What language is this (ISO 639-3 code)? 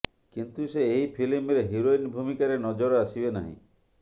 ori